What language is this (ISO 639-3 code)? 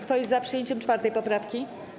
pol